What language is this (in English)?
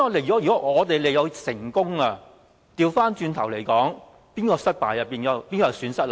Cantonese